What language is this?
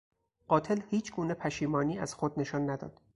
Persian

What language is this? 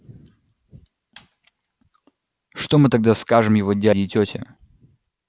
Russian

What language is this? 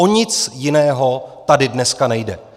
Czech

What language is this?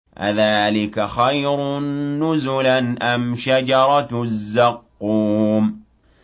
Arabic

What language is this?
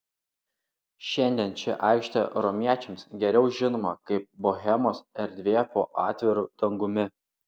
Lithuanian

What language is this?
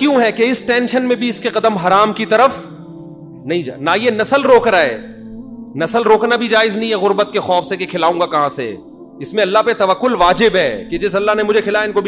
Urdu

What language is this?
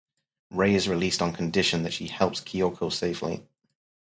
English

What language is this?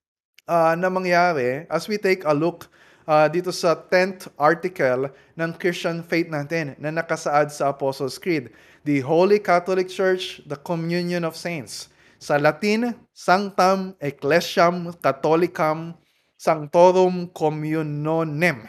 Filipino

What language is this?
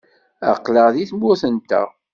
Kabyle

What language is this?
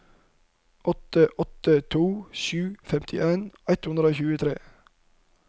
Norwegian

